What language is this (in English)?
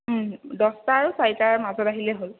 Assamese